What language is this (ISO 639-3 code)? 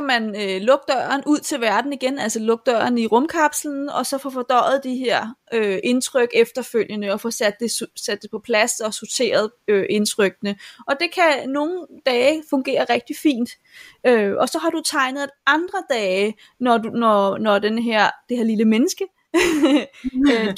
dan